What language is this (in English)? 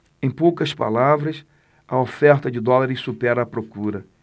Portuguese